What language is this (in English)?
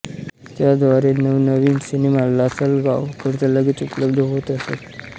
Marathi